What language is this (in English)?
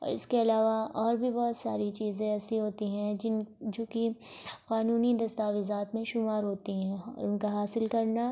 Urdu